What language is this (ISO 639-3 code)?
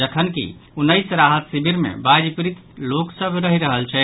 mai